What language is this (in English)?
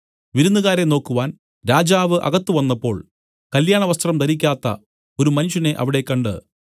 Malayalam